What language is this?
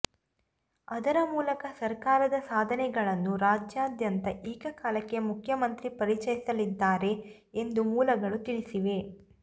Kannada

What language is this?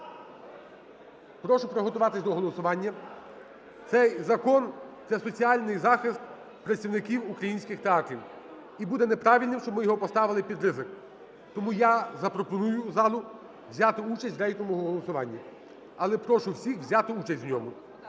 Ukrainian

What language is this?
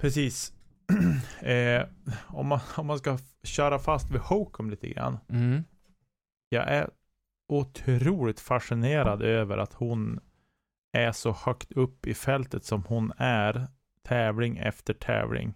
Swedish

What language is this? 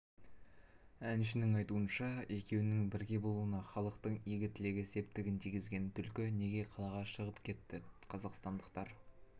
Kazakh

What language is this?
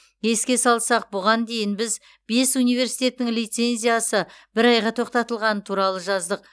Kazakh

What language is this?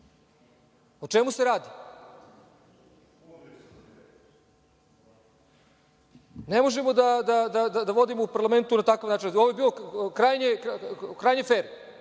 Serbian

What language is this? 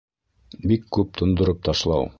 Bashkir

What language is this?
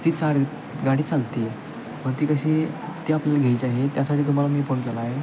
Marathi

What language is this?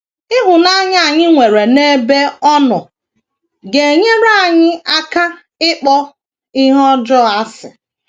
Igbo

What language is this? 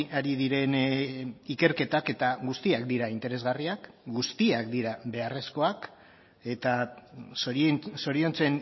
Basque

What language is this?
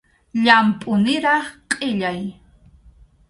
Arequipa-La Unión Quechua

